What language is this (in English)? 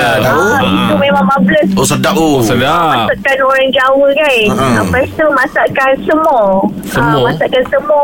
Malay